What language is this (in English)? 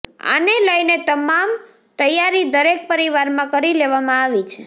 Gujarati